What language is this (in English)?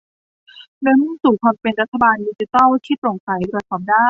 Thai